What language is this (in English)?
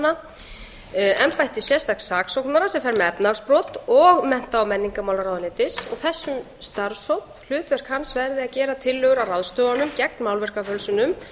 Icelandic